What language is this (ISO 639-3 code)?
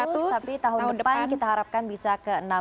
ind